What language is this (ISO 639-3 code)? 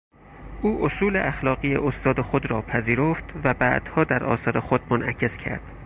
fas